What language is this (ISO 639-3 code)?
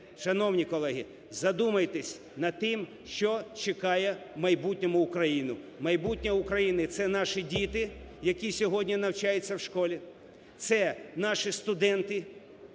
ukr